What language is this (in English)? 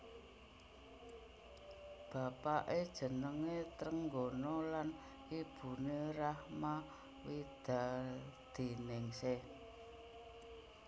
Javanese